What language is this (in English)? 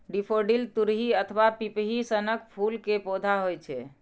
Maithili